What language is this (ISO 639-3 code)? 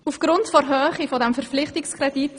gsw